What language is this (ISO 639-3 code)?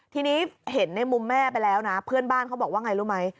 tha